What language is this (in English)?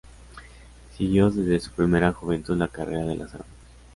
Spanish